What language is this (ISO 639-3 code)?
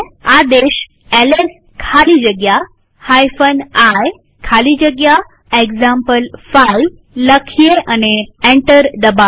guj